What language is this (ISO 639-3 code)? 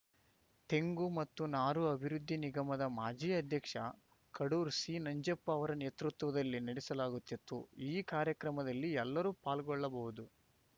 kan